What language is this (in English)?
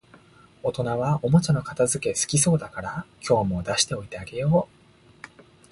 Japanese